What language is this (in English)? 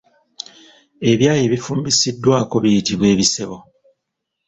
Ganda